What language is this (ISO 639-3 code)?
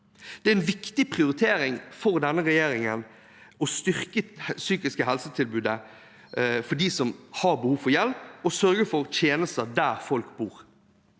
nor